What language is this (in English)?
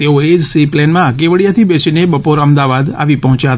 Gujarati